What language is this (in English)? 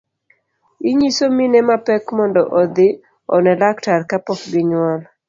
Luo (Kenya and Tanzania)